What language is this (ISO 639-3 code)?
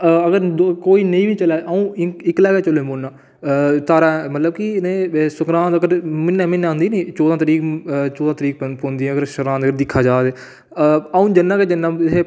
doi